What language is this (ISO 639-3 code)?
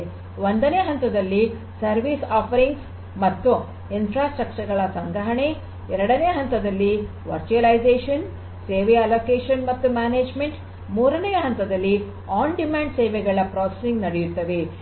kan